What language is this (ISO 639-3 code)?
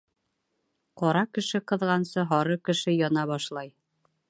bak